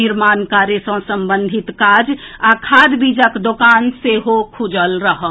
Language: Maithili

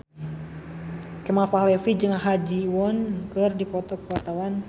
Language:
Sundanese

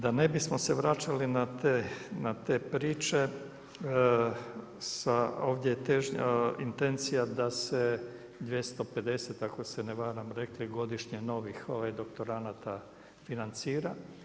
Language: Croatian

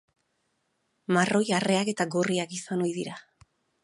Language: Basque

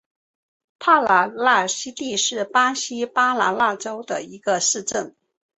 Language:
Chinese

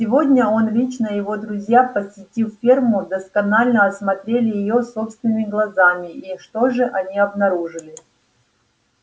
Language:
Russian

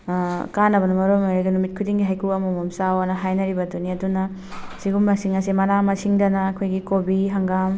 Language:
Manipuri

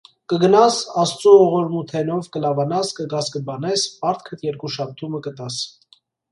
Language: Armenian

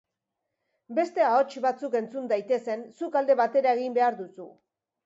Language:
Basque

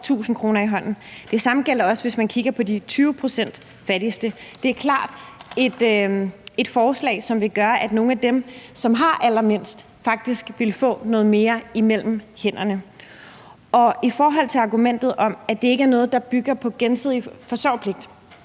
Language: Danish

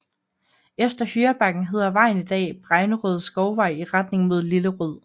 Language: Danish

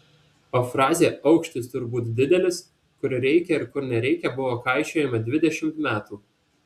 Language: Lithuanian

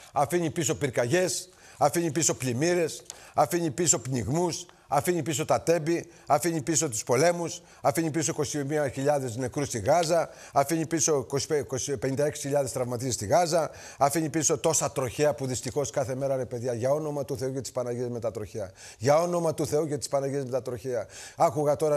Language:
Greek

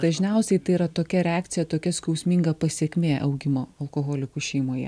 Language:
Lithuanian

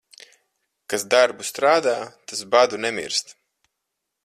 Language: Latvian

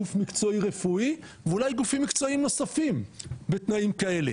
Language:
Hebrew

